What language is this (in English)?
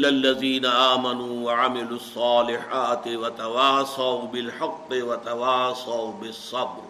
Urdu